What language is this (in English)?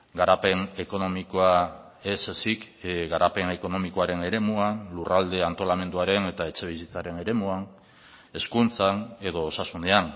Basque